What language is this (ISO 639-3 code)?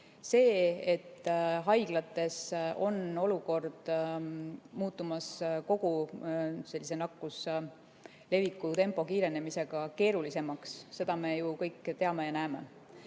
est